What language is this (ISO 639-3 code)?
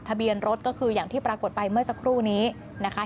tha